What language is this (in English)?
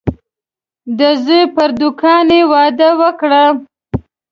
Pashto